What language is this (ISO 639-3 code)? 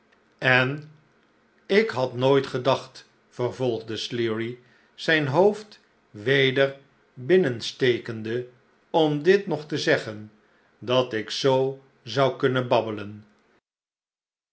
nld